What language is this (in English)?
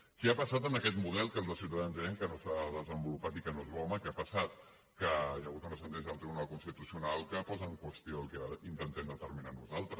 Catalan